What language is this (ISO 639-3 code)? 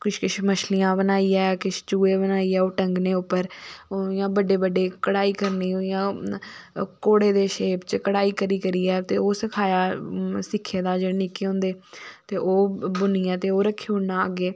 doi